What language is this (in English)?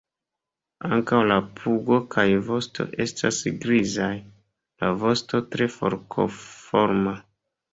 Esperanto